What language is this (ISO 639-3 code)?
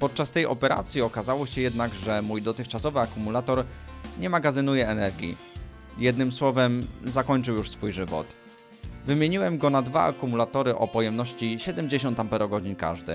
pol